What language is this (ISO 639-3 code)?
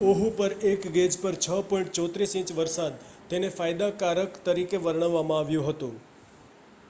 guj